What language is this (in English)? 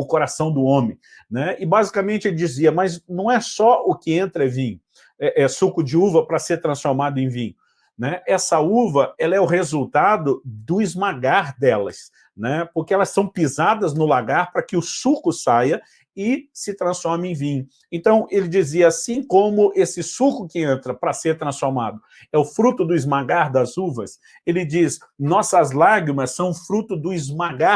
Portuguese